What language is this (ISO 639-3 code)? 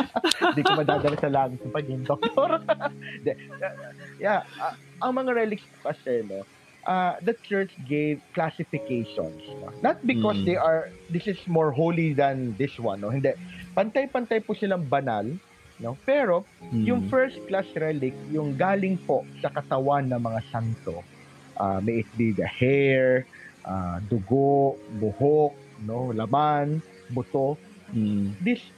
fil